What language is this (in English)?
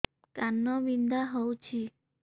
Odia